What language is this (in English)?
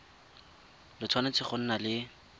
Tswana